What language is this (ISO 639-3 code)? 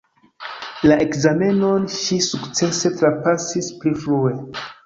epo